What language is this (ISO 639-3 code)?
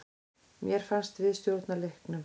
isl